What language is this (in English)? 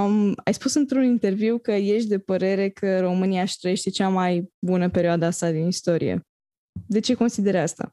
Romanian